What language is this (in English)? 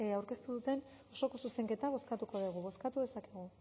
Basque